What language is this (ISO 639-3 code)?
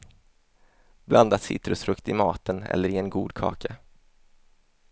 swe